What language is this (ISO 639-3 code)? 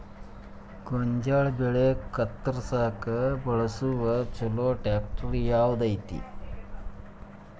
kan